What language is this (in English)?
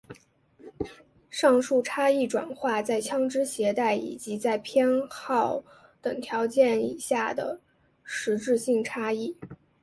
Chinese